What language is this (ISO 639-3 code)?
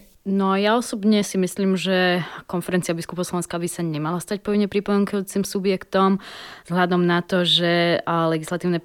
slk